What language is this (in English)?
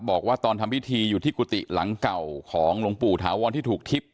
Thai